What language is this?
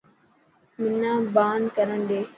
Dhatki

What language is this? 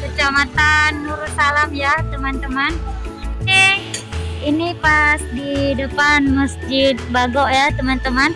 Indonesian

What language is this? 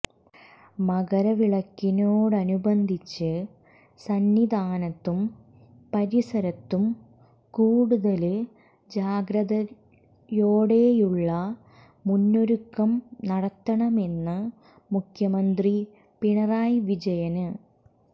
Malayalam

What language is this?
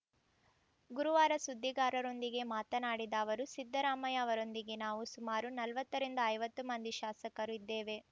Kannada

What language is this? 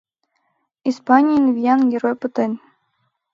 Mari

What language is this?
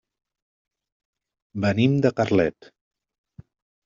Catalan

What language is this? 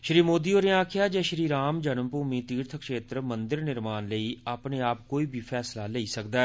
Dogri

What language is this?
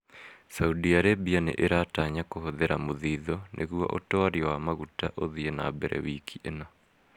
Kikuyu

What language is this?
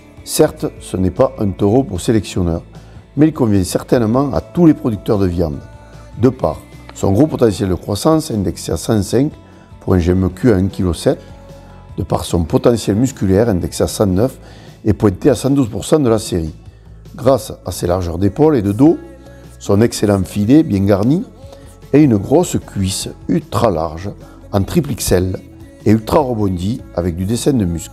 French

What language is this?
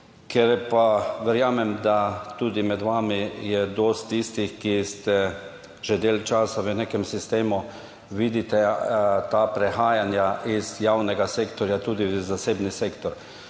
Slovenian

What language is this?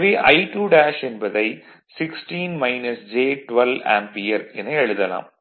Tamil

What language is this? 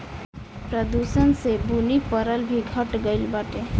Bhojpuri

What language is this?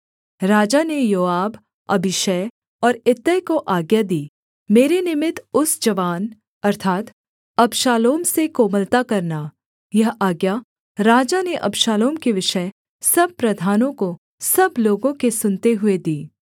Hindi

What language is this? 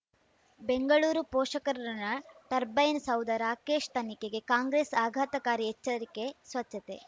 Kannada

